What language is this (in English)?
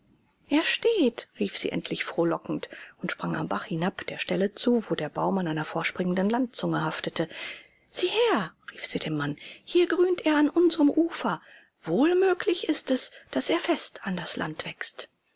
German